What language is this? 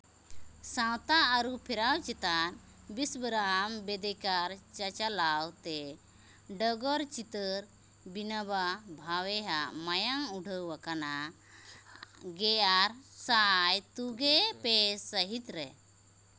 Santali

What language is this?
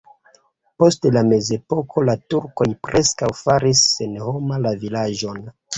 Esperanto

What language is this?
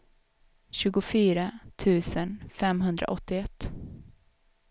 Swedish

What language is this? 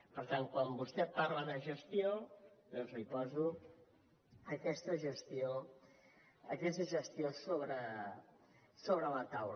Catalan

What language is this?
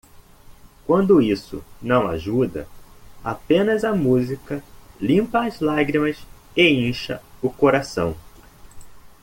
Portuguese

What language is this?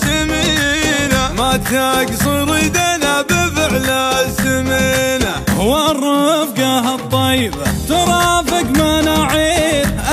Arabic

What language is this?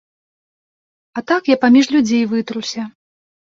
Belarusian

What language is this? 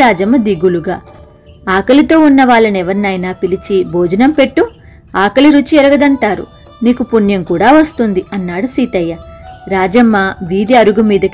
Telugu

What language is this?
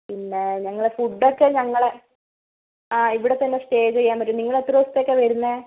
Malayalam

